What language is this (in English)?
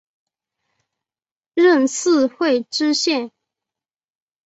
Chinese